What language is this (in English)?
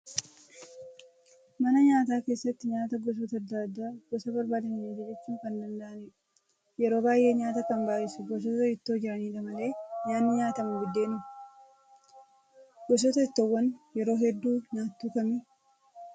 Oromo